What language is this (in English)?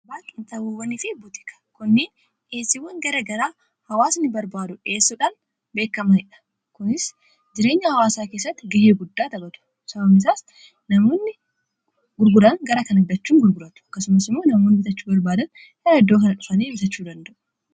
Oromo